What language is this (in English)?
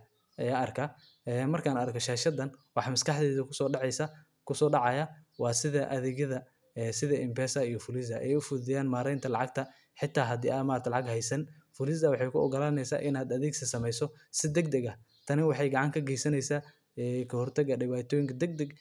Somali